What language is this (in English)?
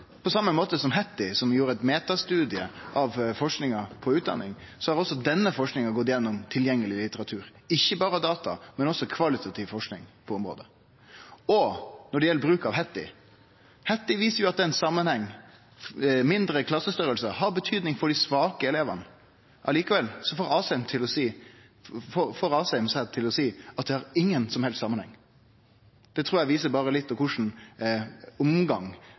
Norwegian Nynorsk